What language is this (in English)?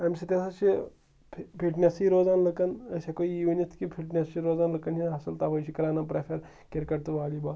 Kashmiri